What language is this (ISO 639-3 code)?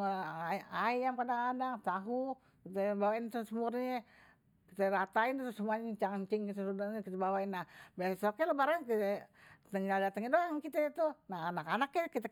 bew